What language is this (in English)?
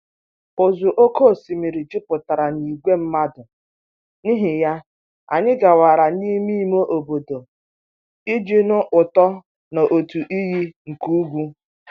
Igbo